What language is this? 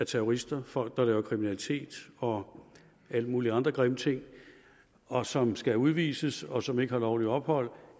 Danish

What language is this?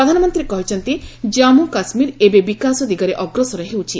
Odia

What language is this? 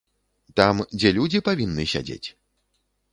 Belarusian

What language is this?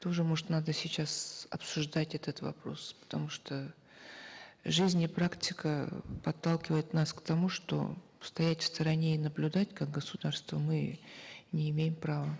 Kazakh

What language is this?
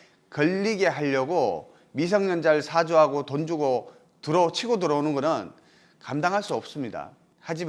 Korean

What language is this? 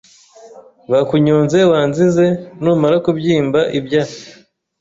Kinyarwanda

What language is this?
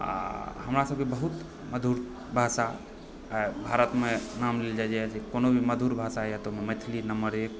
Maithili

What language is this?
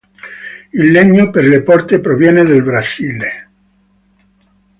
Italian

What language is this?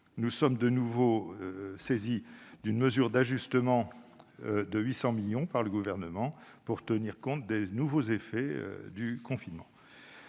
French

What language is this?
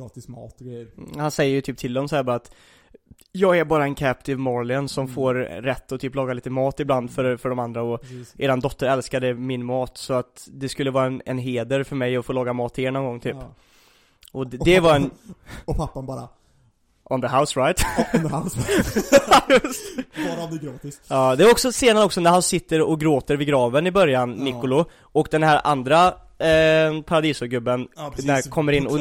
Swedish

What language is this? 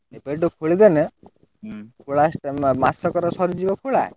Odia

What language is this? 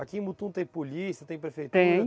Portuguese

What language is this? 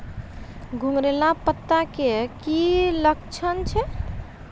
Maithili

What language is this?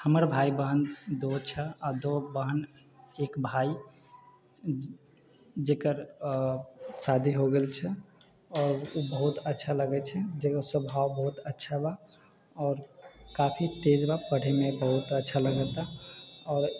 Maithili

